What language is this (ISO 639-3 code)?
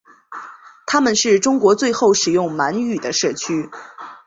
zho